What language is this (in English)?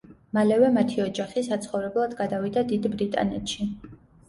Georgian